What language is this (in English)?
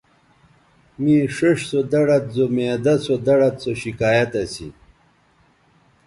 Bateri